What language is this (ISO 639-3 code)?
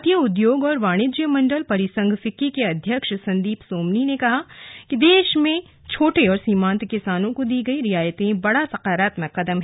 hin